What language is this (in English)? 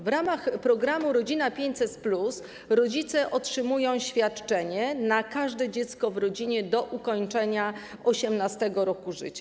Polish